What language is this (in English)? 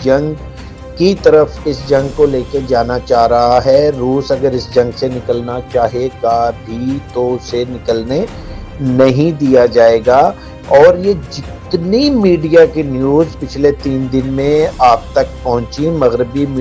Urdu